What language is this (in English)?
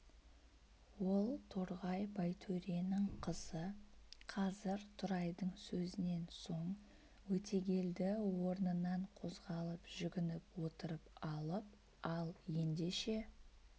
Kazakh